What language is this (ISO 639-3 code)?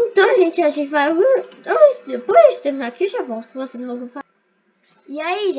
por